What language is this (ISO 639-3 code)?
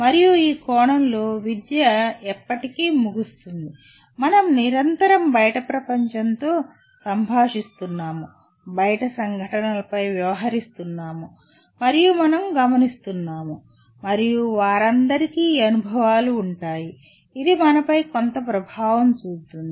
tel